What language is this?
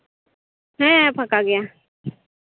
Santali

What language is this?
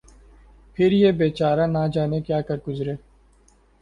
Urdu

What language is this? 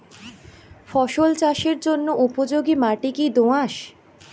Bangla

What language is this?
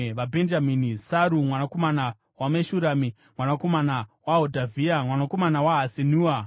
Shona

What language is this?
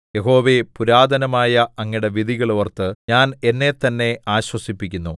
Malayalam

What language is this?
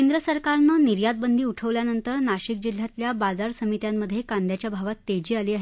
Marathi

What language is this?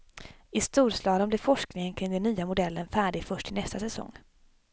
Swedish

